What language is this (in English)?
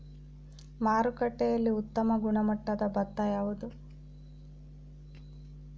Kannada